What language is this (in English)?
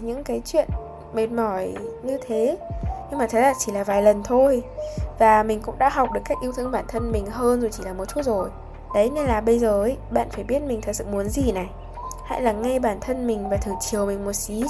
Vietnamese